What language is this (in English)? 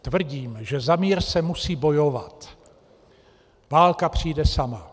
Czech